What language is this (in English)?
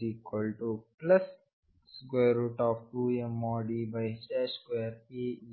Kannada